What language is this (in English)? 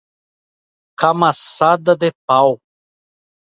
Portuguese